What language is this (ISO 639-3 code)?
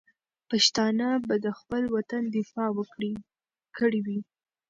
pus